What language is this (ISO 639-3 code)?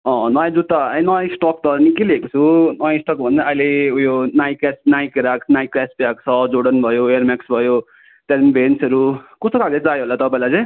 nep